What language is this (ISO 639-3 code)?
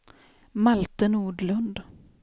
swe